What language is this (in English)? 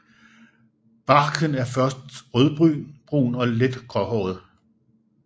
Danish